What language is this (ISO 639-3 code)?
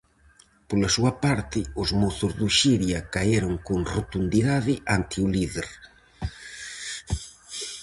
glg